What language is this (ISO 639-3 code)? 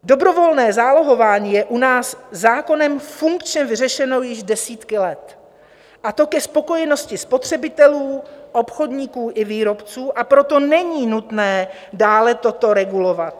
ces